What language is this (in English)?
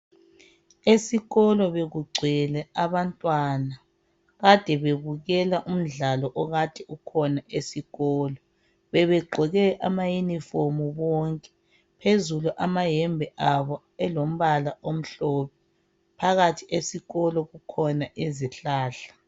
North Ndebele